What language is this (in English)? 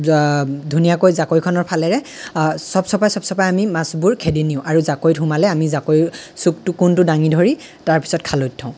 Assamese